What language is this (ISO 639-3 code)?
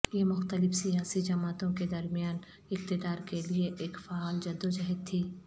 urd